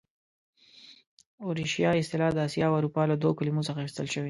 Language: Pashto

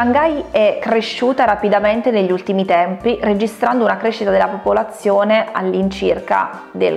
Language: Italian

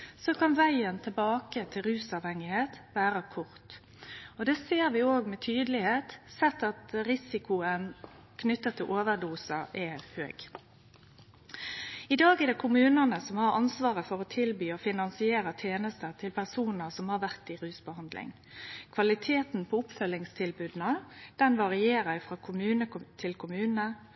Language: Norwegian Nynorsk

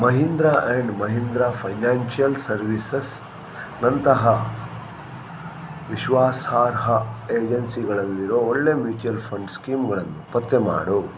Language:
Kannada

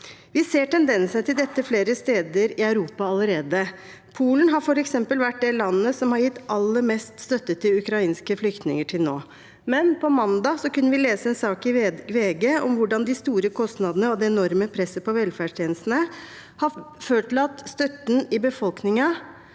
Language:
Norwegian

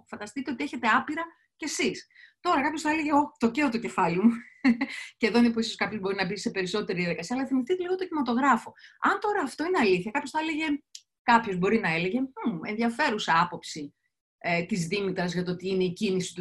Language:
Greek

